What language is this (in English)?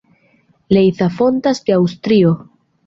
Esperanto